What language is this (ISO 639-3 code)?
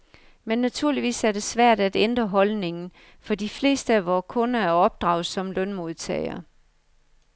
dan